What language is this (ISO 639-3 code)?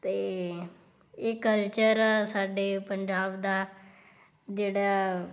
pan